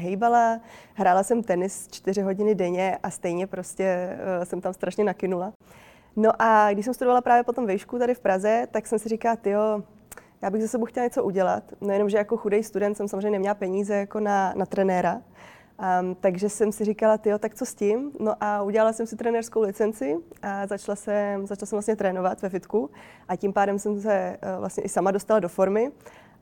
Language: Czech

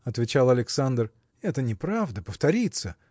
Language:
Russian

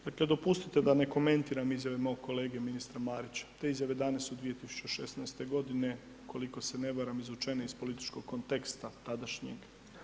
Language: Croatian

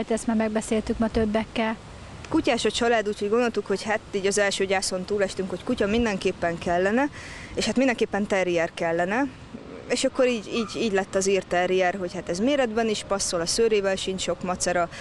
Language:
Hungarian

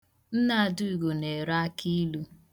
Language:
Igbo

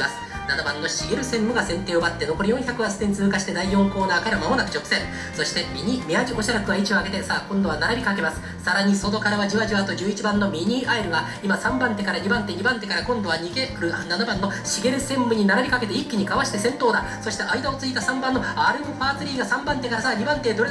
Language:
Japanese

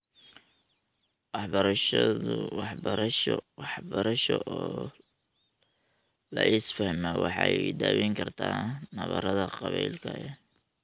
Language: Somali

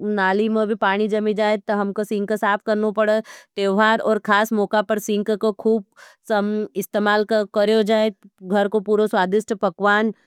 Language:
Nimadi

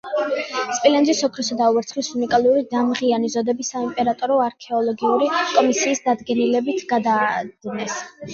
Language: Georgian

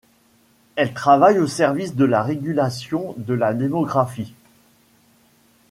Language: French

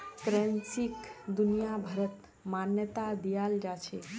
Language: Magahi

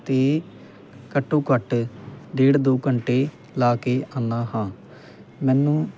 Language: Punjabi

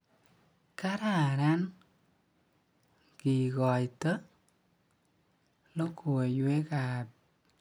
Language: Kalenjin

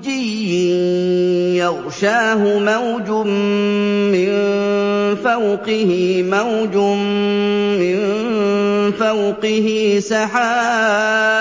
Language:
Arabic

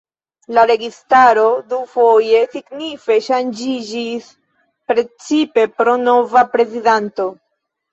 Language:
Esperanto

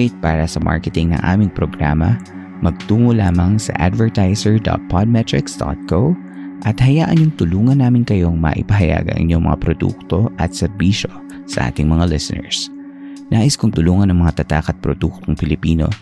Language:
Filipino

